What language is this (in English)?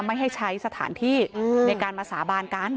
Thai